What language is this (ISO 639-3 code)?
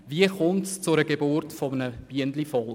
gsw